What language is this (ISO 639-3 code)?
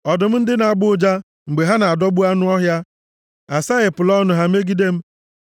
ibo